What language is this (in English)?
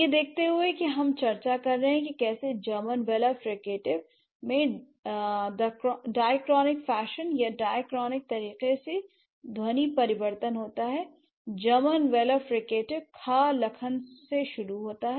Hindi